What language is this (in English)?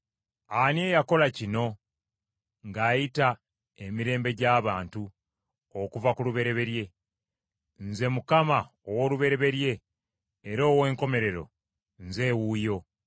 Ganda